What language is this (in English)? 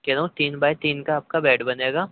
Urdu